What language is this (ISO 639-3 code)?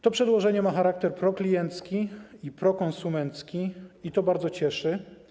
pol